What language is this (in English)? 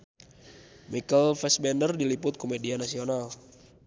Sundanese